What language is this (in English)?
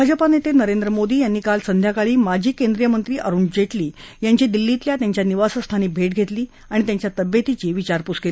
Marathi